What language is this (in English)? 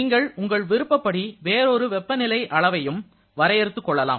Tamil